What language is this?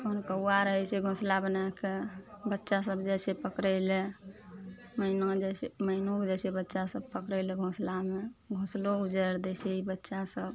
Maithili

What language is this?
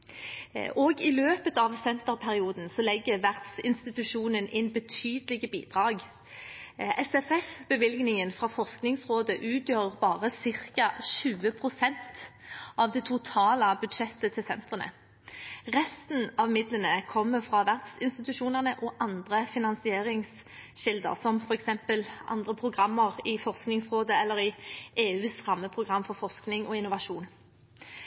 Norwegian Bokmål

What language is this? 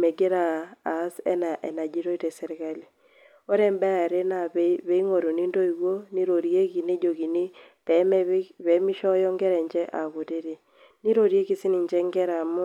Masai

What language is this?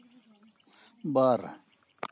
Santali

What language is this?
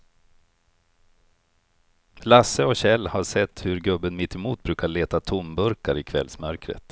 Swedish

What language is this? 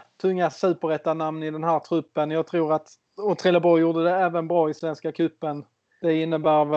Swedish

